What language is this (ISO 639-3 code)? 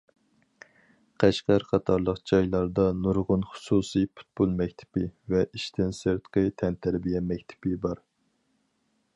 uig